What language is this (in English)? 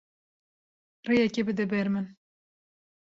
Kurdish